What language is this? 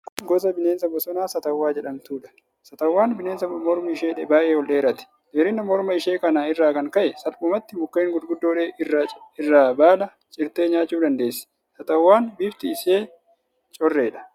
Oromo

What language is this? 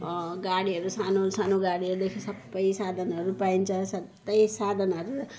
Nepali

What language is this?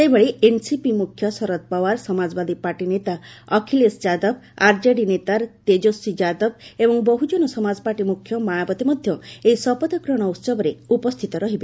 Odia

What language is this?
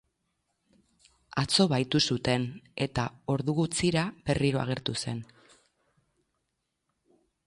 Basque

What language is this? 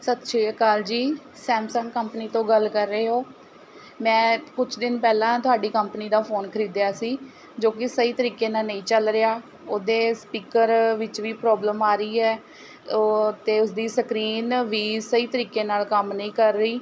Punjabi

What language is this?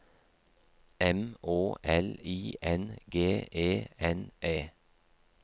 Norwegian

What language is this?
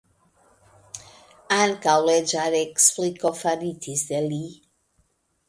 Esperanto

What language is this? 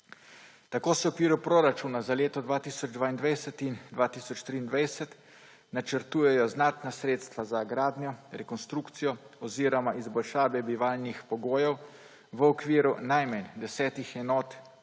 Slovenian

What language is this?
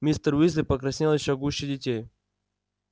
Russian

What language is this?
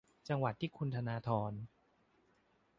Thai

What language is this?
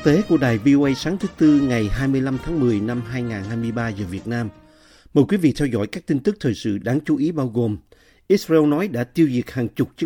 Vietnamese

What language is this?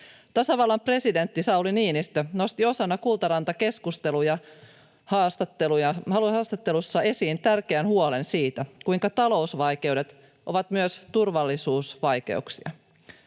Finnish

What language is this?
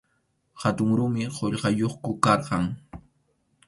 Arequipa-La Unión Quechua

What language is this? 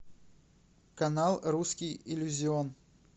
Russian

